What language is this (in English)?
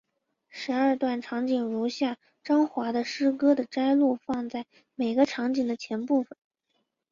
Chinese